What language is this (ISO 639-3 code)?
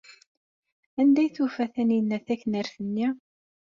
kab